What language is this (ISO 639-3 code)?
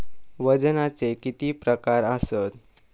mar